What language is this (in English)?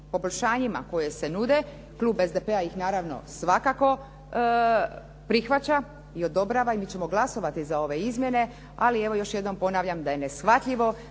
Croatian